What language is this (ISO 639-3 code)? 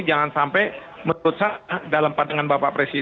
ind